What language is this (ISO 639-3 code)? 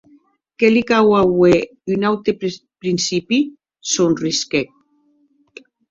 oci